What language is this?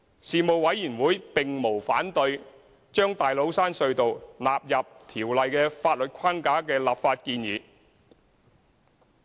Cantonese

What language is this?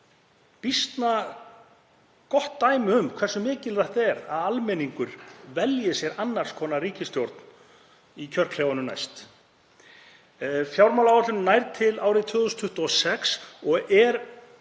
Icelandic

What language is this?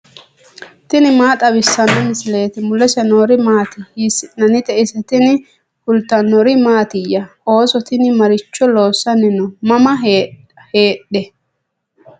Sidamo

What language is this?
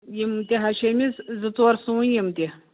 Kashmiri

